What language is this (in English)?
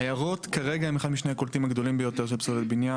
Hebrew